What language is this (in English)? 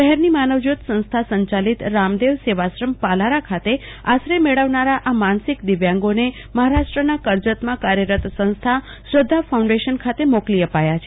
Gujarati